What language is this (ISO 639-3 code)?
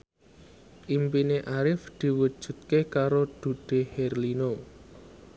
jav